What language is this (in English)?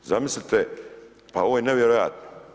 Croatian